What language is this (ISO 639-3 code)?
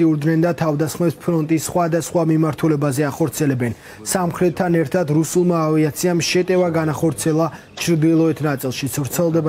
ron